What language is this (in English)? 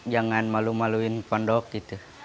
Indonesian